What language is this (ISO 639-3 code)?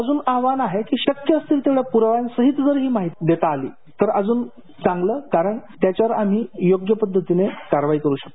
mar